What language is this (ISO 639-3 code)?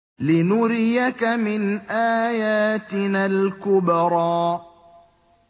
ara